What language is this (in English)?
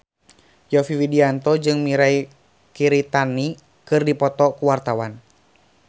Sundanese